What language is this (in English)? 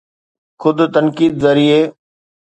Sindhi